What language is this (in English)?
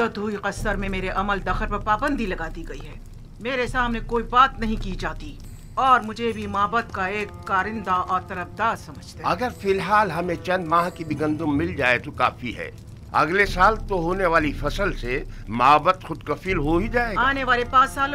Hindi